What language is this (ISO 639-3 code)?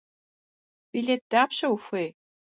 kbd